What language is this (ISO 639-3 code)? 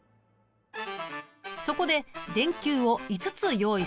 jpn